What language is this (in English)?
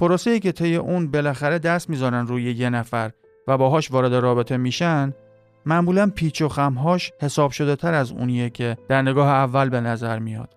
Persian